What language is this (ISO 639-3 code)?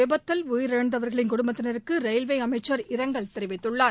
tam